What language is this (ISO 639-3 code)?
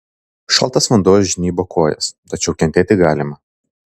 lit